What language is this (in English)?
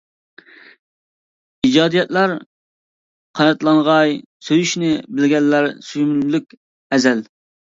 Uyghur